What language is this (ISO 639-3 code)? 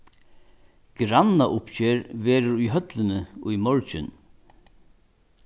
fao